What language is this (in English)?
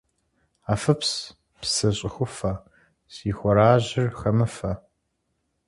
Kabardian